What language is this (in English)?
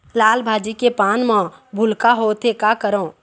Chhattisgarhi